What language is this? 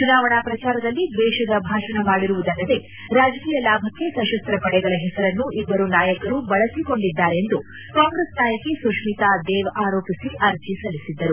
Kannada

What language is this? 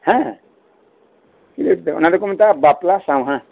Santali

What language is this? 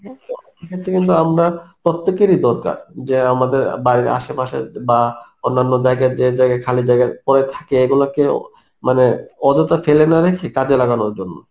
Bangla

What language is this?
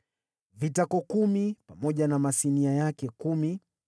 Swahili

